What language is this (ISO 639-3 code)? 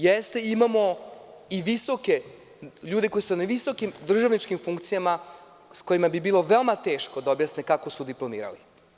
srp